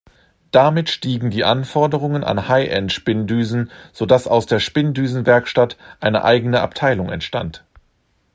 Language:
German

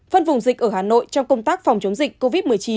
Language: Vietnamese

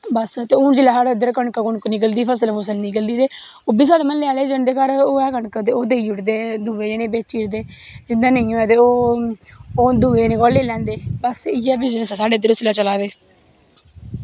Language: Dogri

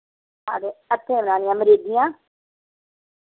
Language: Dogri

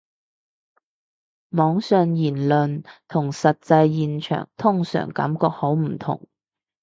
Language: Cantonese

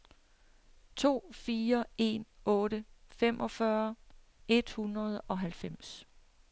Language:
Danish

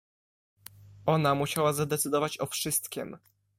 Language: Polish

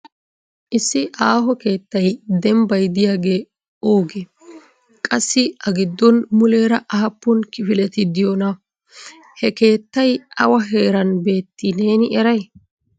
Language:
Wolaytta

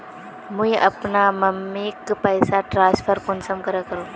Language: Magahi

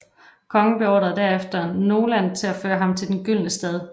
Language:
Danish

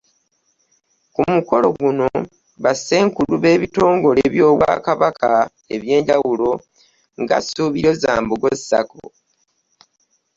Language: Ganda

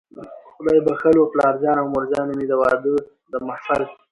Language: Pashto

